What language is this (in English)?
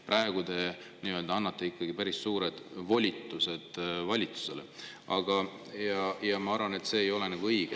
Estonian